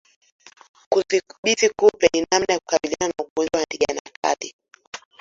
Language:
Swahili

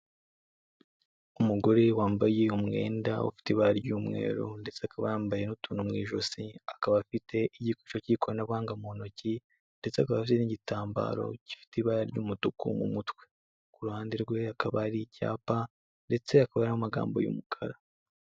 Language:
Kinyarwanda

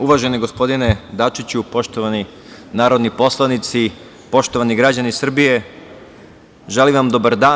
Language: Serbian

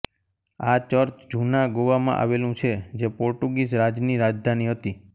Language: Gujarati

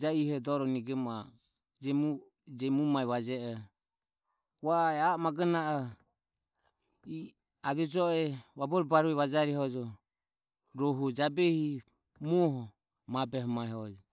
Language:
Ömie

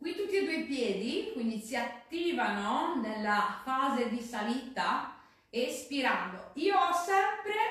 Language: Italian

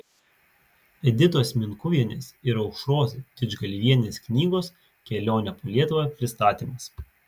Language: Lithuanian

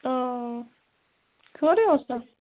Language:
Kashmiri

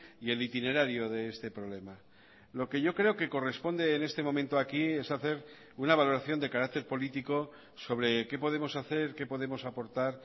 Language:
Spanish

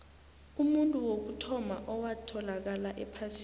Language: South Ndebele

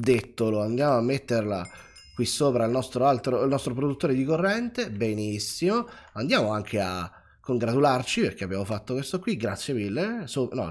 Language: Italian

